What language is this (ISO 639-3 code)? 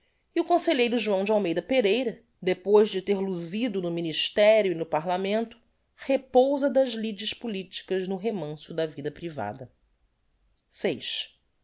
por